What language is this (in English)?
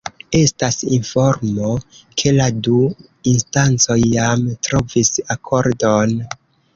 Esperanto